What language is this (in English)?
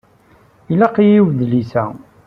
Kabyle